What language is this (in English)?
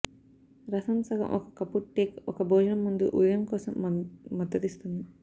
Telugu